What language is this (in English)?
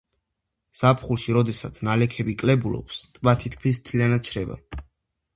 Georgian